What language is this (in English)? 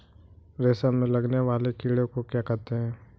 Hindi